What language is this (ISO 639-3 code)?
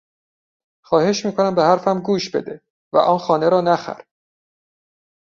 fas